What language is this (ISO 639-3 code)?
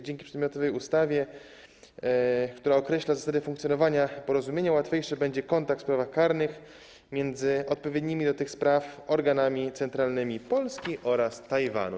pol